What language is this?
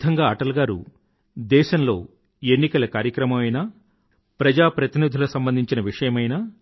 Telugu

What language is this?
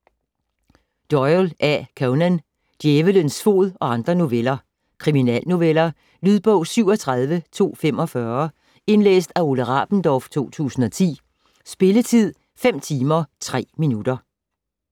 Danish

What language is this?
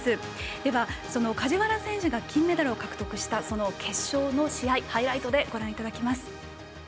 Japanese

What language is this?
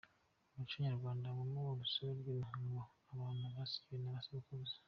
Kinyarwanda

